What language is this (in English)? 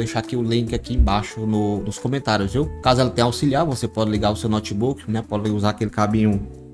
Portuguese